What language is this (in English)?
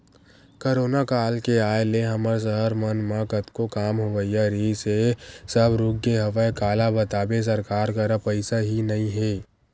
Chhattisgarhi